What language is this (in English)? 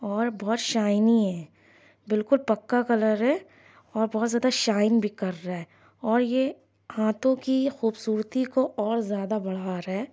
Urdu